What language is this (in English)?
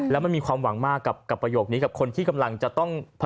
Thai